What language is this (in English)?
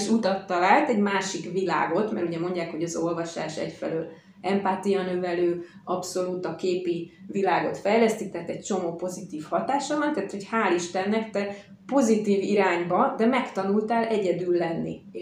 Hungarian